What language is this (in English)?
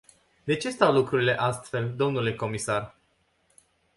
Romanian